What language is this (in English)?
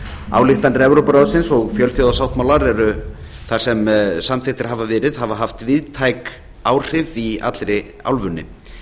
Icelandic